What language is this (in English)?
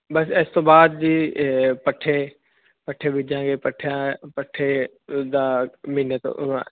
Punjabi